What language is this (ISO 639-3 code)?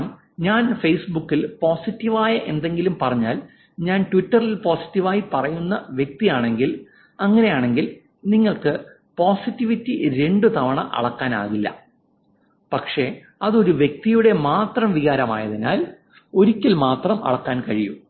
mal